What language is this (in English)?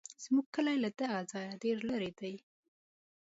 Pashto